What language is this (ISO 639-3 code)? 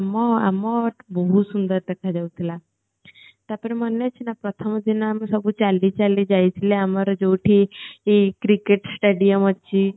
ori